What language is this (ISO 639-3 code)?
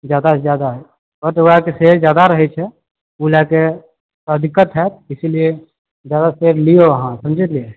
mai